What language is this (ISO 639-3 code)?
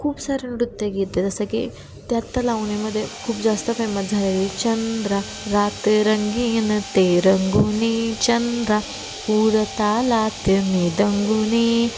mar